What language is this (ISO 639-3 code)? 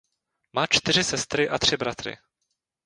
ces